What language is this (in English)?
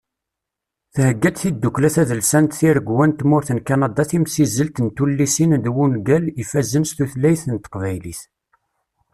Kabyle